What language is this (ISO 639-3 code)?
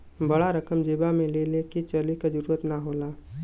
bho